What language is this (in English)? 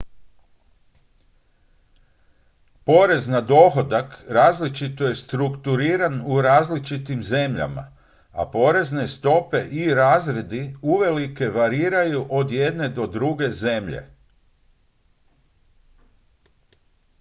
Croatian